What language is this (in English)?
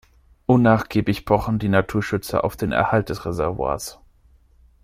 German